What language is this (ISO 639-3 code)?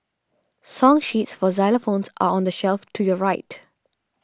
eng